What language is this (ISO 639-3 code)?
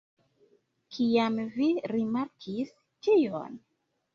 epo